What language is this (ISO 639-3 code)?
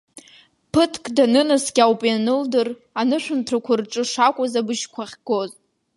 abk